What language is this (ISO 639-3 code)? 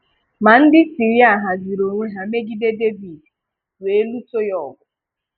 ibo